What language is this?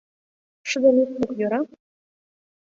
Mari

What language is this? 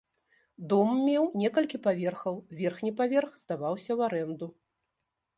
Belarusian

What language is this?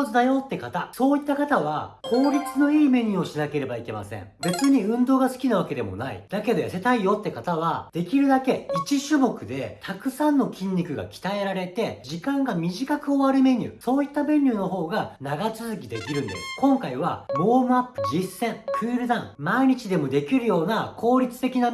Japanese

